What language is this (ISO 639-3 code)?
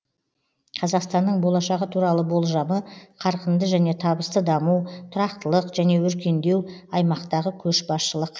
kaz